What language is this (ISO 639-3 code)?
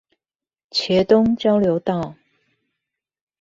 zho